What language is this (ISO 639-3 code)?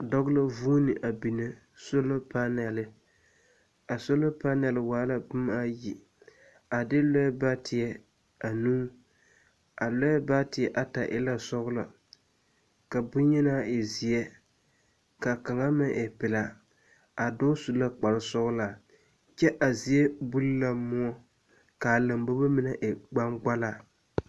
dga